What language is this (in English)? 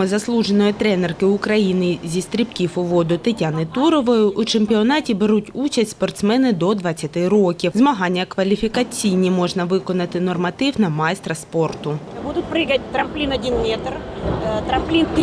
Ukrainian